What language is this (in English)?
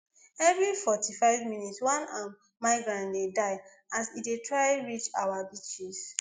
Nigerian Pidgin